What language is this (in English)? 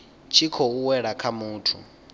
Venda